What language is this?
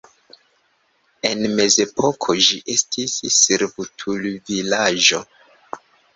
Esperanto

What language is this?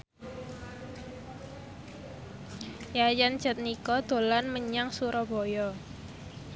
Javanese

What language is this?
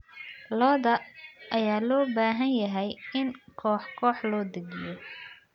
Somali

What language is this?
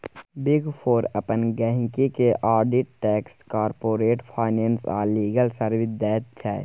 Maithili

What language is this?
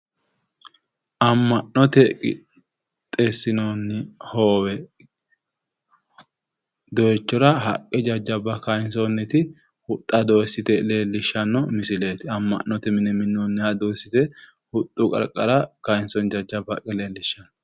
Sidamo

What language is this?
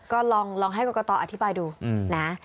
Thai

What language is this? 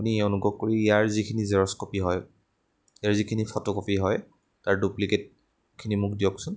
Assamese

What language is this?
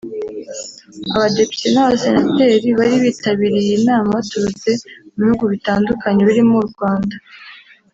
Kinyarwanda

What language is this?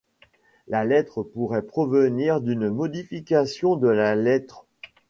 French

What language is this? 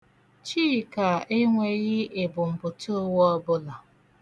Igbo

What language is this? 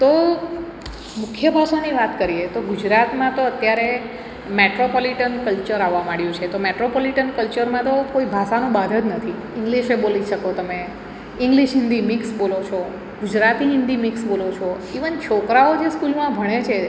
Gujarati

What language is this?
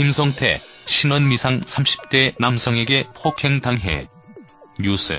Korean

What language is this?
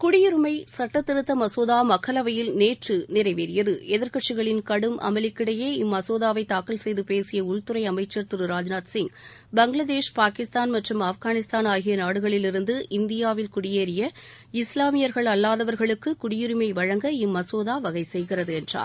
Tamil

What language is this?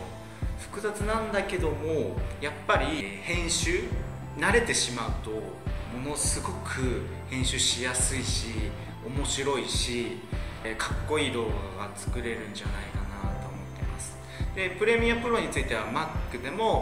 Japanese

